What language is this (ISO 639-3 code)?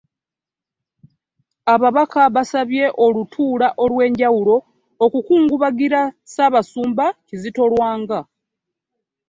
lug